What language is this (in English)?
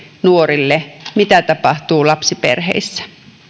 Finnish